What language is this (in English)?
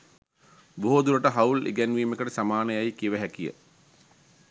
Sinhala